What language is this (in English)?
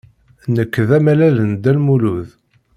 Kabyle